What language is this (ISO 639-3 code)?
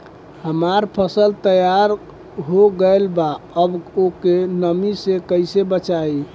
bho